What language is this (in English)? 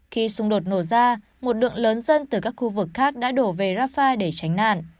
Vietnamese